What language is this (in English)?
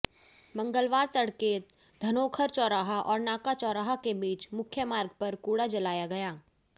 Hindi